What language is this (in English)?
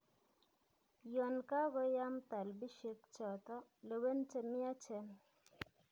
Kalenjin